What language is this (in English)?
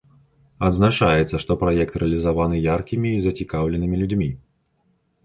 Belarusian